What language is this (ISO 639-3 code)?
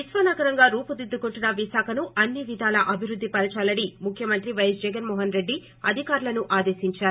tel